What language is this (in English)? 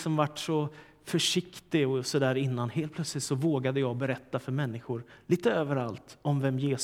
Swedish